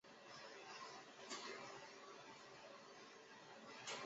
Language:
Chinese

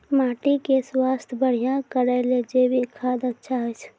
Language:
Maithili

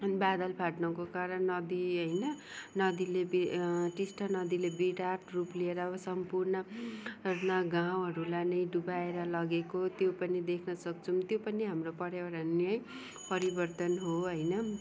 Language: Nepali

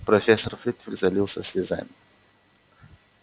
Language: Russian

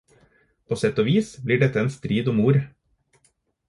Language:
Norwegian Bokmål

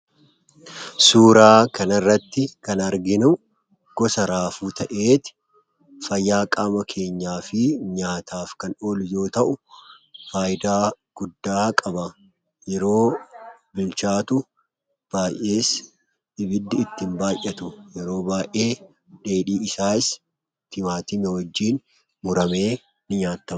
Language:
Oromo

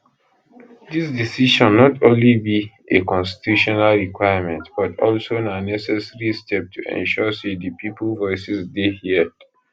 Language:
Nigerian Pidgin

